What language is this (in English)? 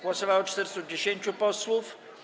Polish